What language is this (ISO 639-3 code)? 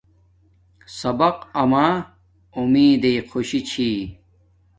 dmk